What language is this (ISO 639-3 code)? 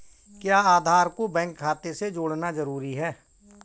hin